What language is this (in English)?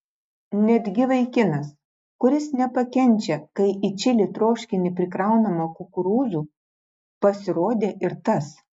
Lithuanian